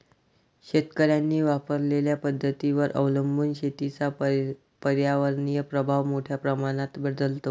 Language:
Marathi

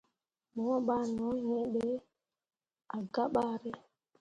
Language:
Mundang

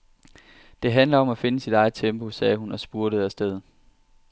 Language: Danish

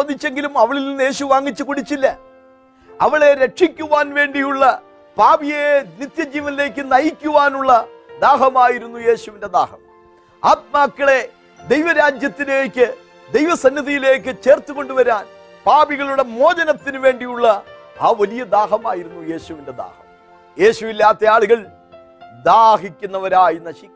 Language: Malayalam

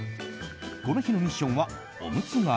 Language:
Japanese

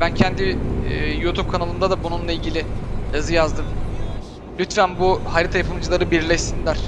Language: Turkish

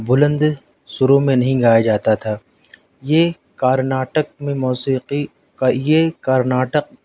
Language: Urdu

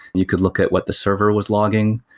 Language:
English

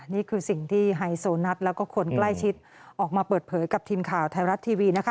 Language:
Thai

